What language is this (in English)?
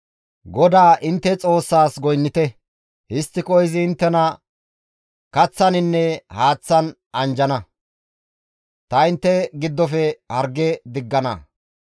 Gamo